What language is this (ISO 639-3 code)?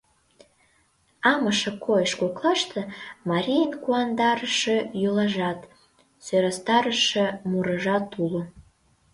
chm